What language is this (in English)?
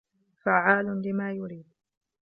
Arabic